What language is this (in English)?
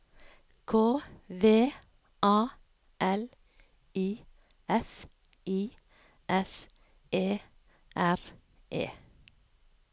Norwegian